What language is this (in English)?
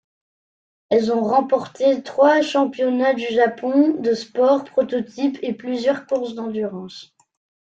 French